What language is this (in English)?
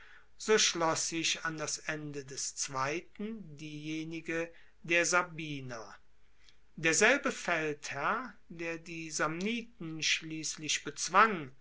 German